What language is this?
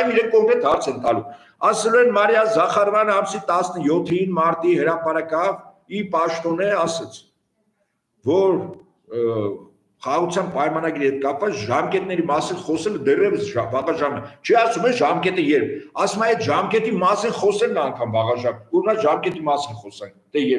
Romanian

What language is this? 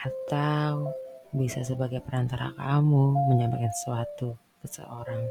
Indonesian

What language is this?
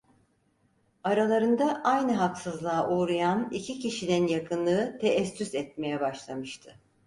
Turkish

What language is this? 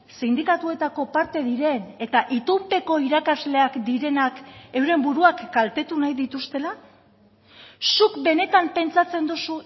Basque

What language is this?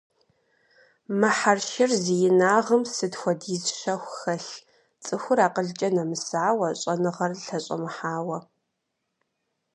Kabardian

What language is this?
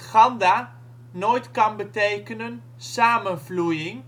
Dutch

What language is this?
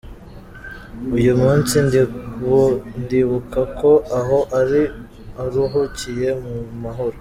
Kinyarwanda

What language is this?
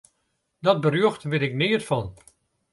Western Frisian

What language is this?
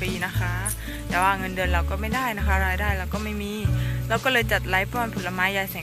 Thai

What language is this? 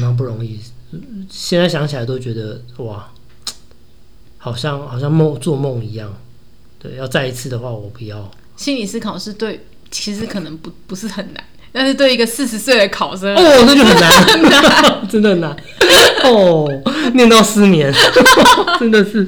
Chinese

